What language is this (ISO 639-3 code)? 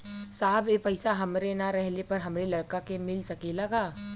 bho